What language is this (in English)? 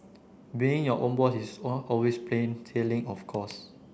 English